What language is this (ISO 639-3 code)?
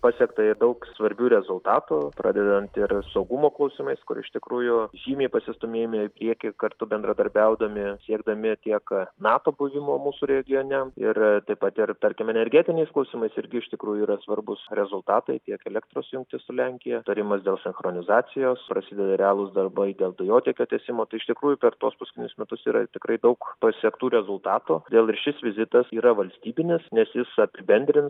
lit